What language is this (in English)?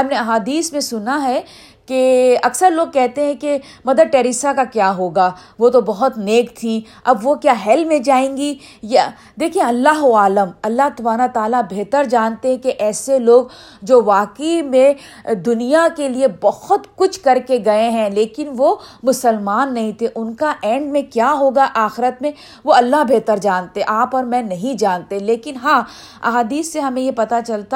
Urdu